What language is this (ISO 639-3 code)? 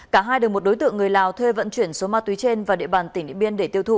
vie